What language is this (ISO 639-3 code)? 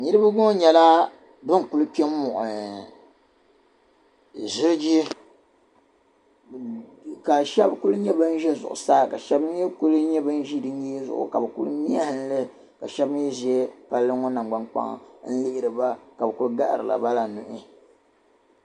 dag